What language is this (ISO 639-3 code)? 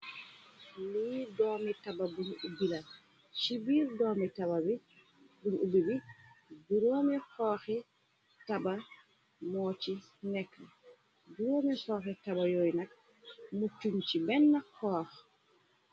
wol